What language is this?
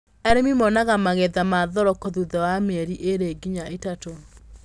Kikuyu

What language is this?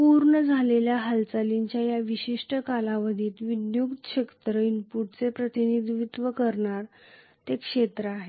Marathi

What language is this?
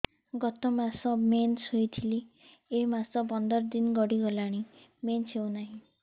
Odia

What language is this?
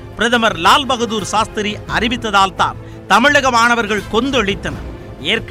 Tamil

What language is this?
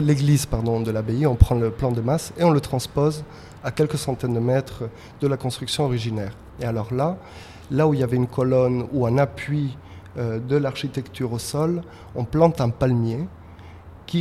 French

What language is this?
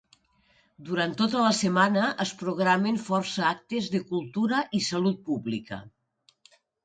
Catalan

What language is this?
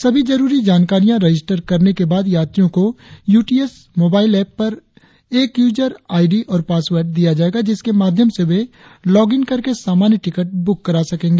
Hindi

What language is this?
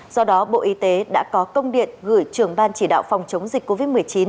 Vietnamese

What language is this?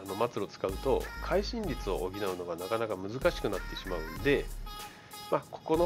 Japanese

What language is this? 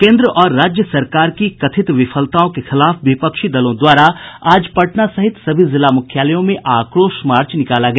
Hindi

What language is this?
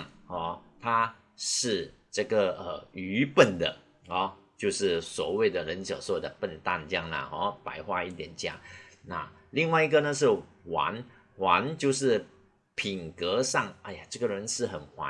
Chinese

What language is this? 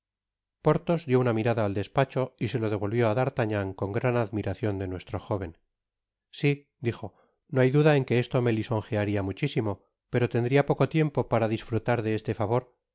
Spanish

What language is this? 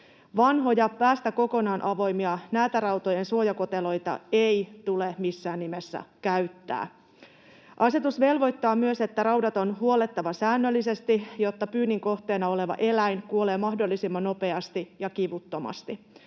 Finnish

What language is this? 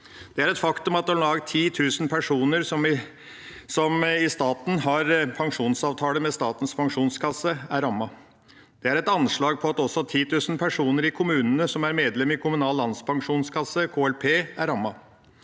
Norwegian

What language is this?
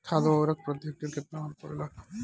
Bhojpuri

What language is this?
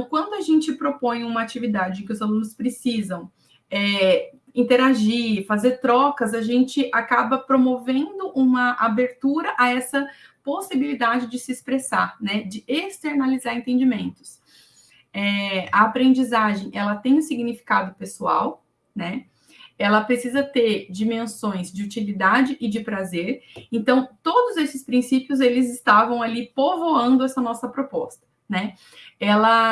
Portuguese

